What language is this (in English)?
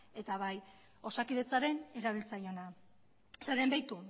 Basque